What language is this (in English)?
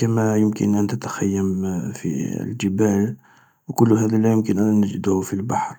Algerian Arabic